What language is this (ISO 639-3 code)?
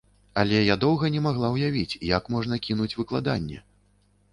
bel